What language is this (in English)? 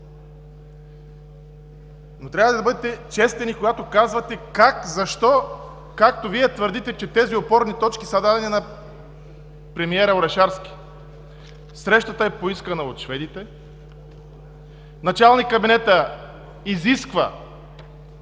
Bulgarian